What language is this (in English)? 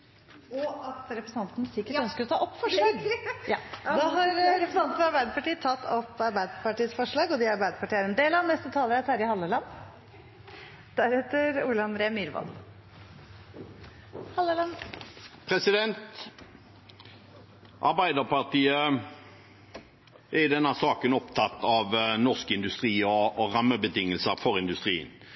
Norwegian